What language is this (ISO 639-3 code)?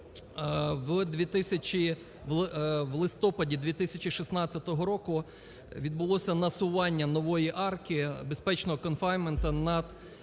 ukr